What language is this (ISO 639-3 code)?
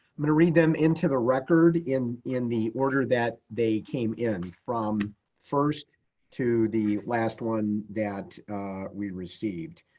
eng